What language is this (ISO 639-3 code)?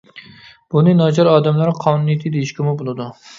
uig